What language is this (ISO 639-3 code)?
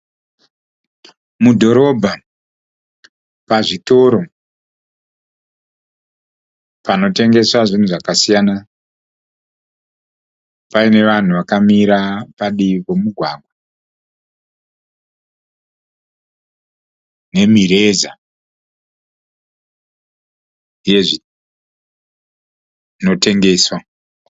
sna